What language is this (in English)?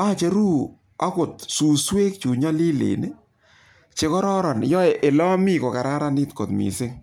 Kalenjin